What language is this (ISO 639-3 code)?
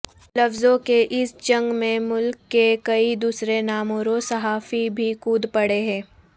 urd